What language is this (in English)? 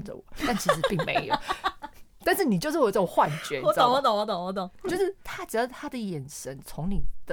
Chinese